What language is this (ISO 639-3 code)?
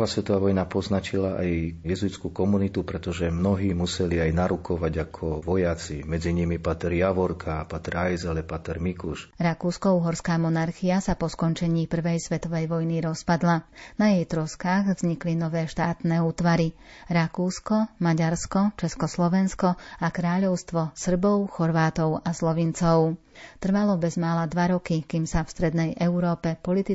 slk